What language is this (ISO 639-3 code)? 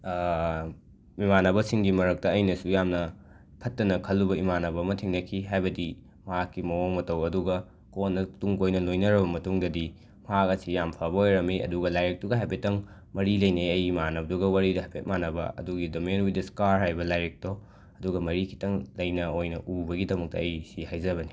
mni